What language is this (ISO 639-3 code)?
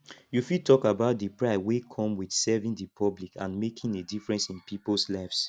pcm